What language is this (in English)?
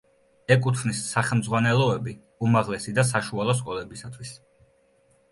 Georgian